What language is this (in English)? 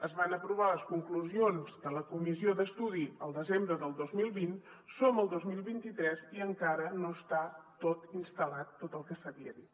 Catalan